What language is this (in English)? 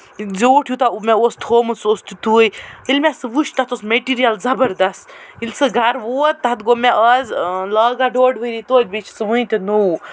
Kashmiri